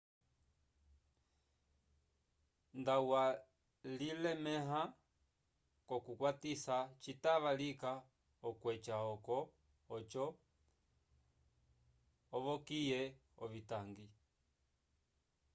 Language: Umbundu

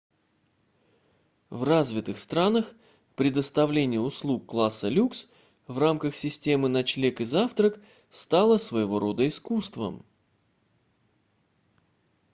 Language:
Russian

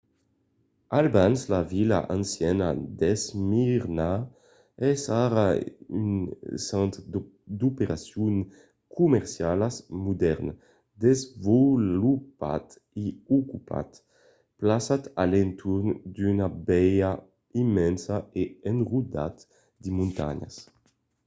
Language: Occitan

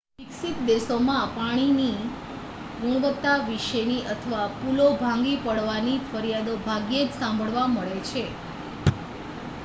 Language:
Gujarati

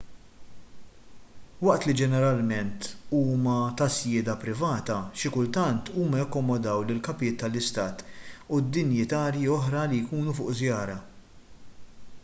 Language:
Maltese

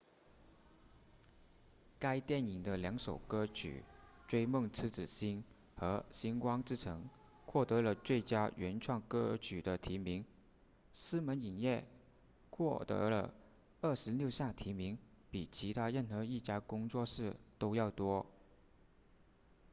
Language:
Chinese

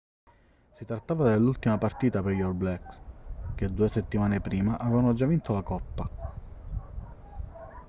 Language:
Italian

